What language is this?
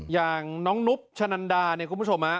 Thai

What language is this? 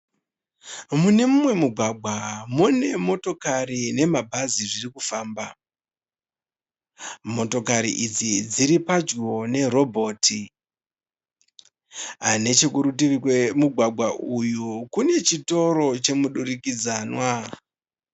Shona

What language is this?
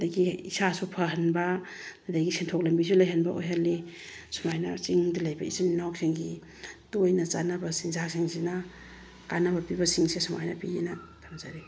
Manipuri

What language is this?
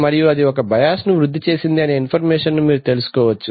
Telugu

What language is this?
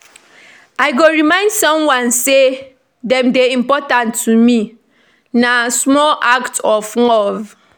Nigerian Pidgin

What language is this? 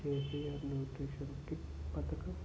Telugu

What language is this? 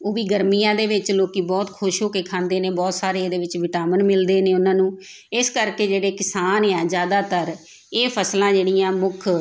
Punjabi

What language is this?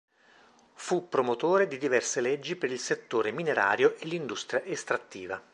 Italian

